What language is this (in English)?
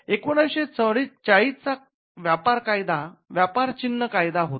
Marathi